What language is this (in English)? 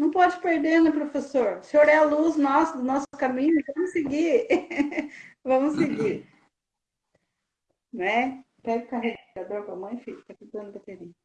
Portuguese